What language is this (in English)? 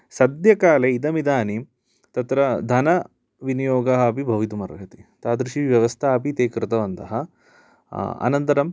Sanskrit